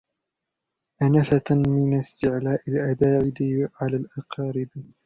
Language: Arabic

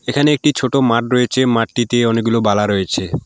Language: Bangla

